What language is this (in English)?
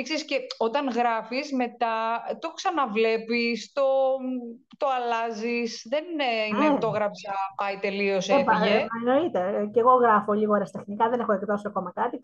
Greek